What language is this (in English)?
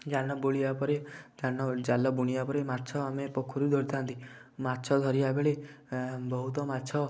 Odia